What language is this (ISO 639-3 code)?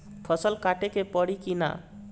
bho